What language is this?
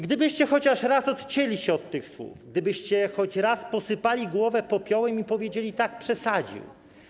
Polish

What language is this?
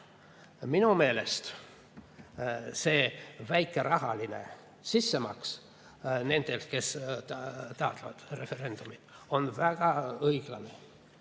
Estonian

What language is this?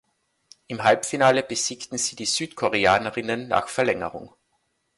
German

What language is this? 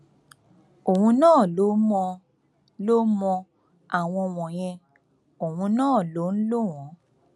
Yoruba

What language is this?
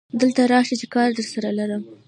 Pashto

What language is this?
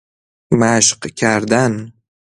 Persian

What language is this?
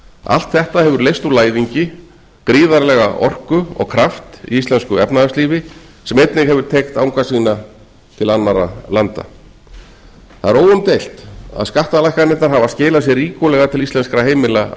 Icelandic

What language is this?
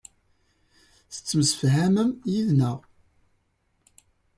Kabyle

